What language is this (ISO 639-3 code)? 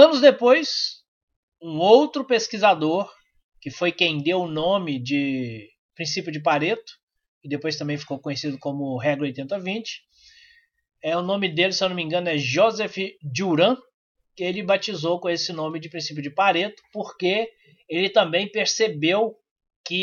por